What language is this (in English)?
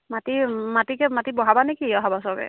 Assamese